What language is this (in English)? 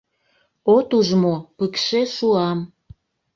Mari